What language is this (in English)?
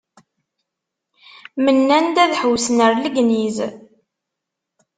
Kabyle